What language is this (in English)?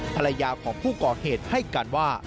Thai